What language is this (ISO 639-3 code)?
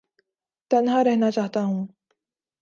urd